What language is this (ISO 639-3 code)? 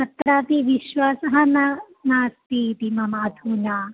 san